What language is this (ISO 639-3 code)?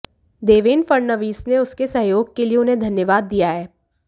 hin